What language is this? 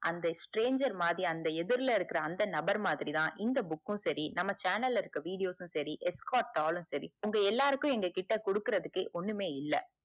Tamil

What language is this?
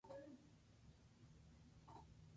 Spanish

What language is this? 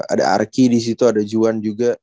Indonesian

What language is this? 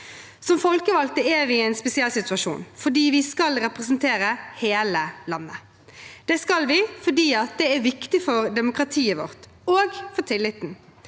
Norwegian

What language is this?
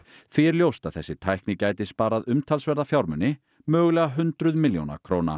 Icelandic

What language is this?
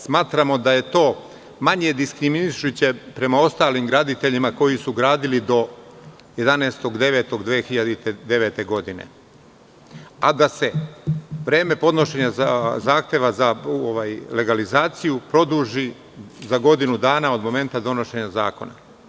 Serbian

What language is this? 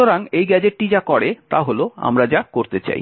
Bangla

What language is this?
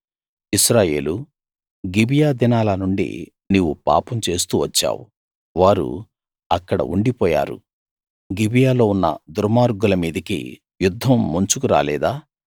Telugu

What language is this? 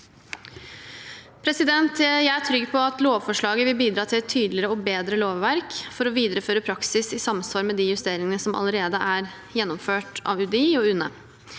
Norwegian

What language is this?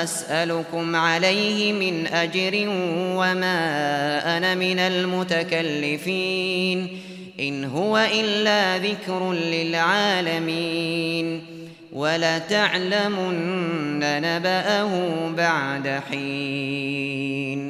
Arabic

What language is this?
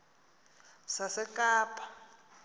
Xhosa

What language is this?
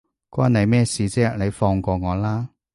Cantonese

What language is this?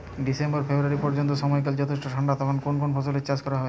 Bangla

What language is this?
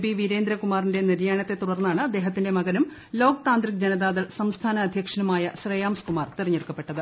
Malayalam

